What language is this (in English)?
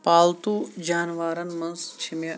Kashmiri